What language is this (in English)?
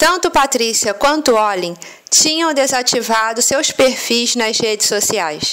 Portuguese